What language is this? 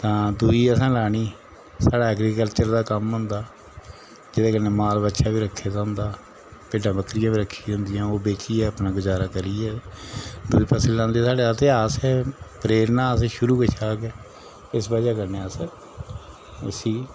Dogri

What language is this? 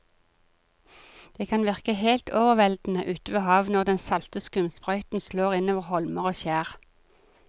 Norwegian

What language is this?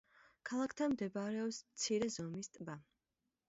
Georgian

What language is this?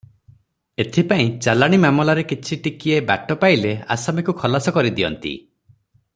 Odia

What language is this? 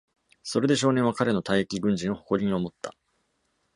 Japanese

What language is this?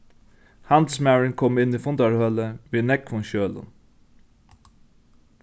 Faroese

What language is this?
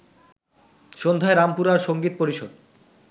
Bangla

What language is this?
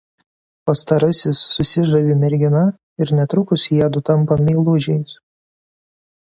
Lithuanian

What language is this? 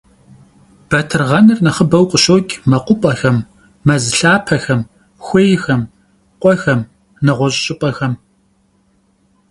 Kabardian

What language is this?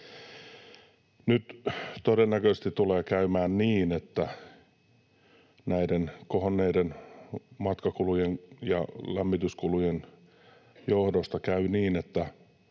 Finnish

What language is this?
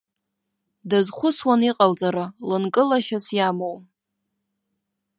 Abkhazian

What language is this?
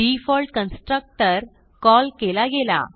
Marathi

